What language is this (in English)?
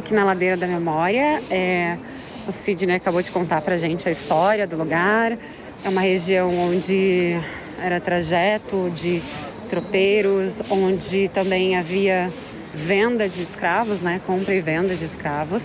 Portuguese